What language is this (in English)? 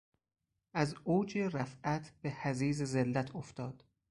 Persian